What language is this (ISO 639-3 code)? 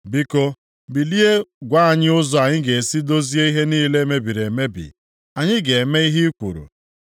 ibo